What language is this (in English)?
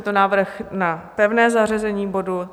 Czech